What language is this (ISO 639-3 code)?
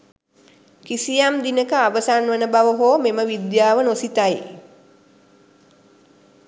sin